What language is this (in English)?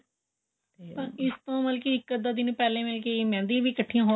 Punjabi